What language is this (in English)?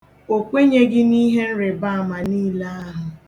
Igbo